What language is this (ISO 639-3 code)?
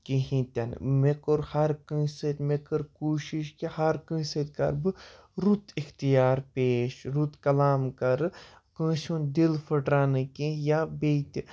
kas